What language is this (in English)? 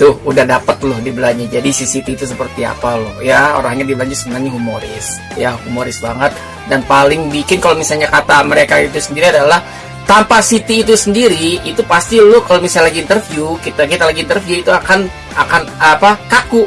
Indonesian